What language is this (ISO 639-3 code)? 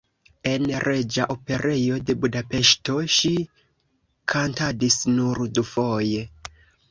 epo